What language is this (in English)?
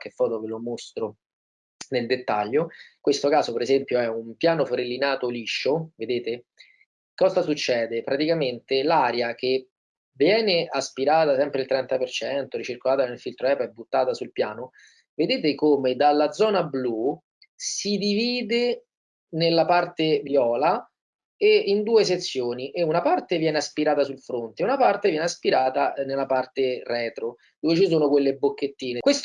Italian